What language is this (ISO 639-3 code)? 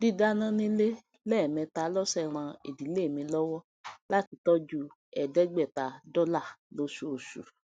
yor